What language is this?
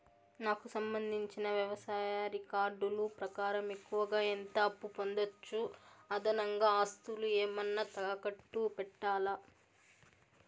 Telugu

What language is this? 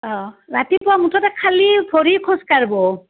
Assamese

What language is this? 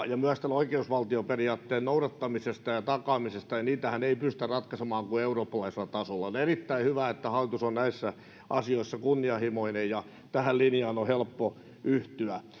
Finnish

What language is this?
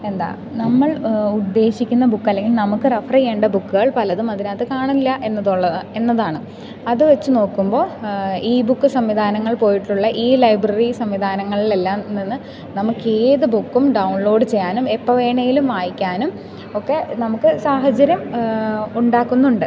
Malayalam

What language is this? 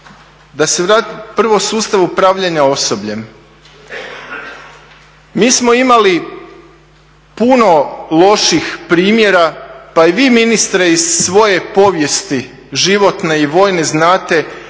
Croatian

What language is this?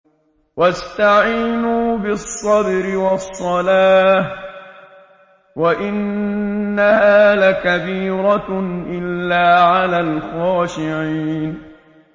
Arabic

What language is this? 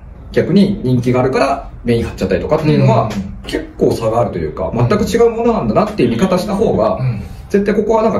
Japanese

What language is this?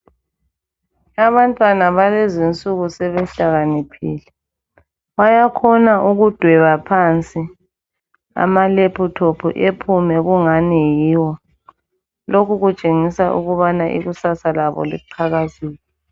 North Ndebele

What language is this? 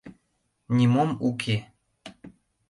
Mari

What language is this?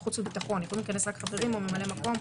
Hebrew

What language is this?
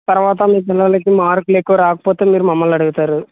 Telugu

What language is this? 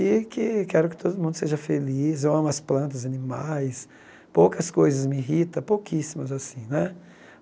Portuguese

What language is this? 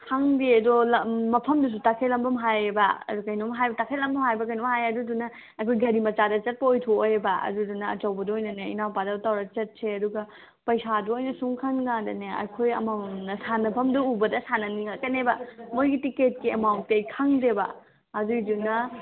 Manipuri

